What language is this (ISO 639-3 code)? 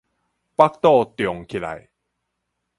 nan